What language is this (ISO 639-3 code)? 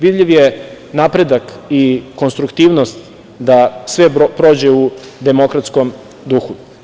srp